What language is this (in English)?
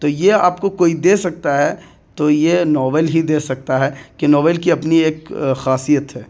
Urdu